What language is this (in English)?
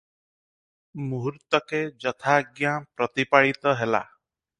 Odia